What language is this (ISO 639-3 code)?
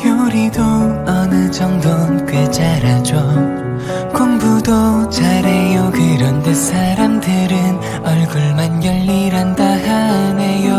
kor